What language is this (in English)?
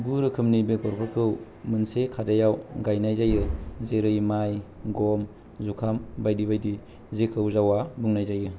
Bodo